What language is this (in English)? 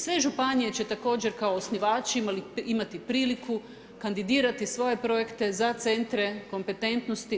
Croatian